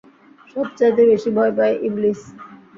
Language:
Bangla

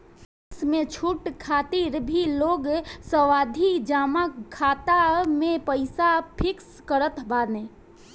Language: Bhojpuri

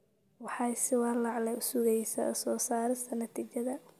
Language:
Somali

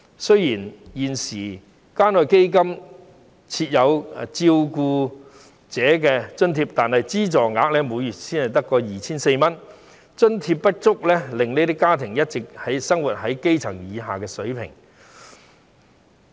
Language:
Cantonese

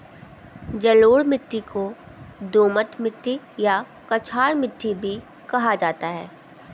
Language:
Hindi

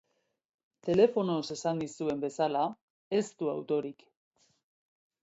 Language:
Basque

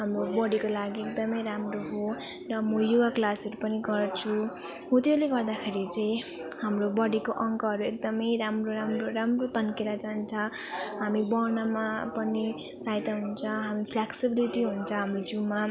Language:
Nepali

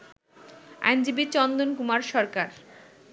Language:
Bangla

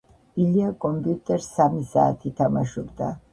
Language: Georgian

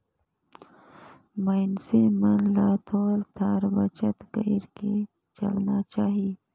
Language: Chhattisgarhi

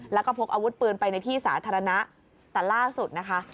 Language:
Thai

